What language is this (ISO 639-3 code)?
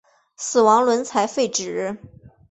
zho